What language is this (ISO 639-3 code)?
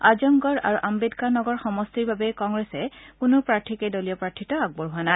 asm